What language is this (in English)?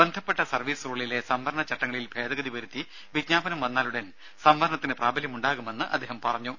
Malayalam